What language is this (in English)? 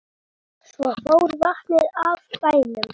Icelandic